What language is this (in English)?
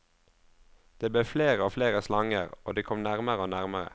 Norwegian